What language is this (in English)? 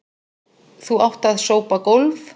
Icelandic